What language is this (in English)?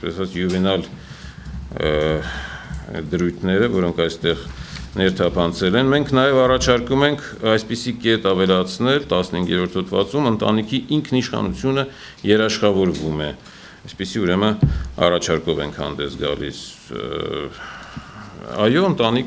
Romanian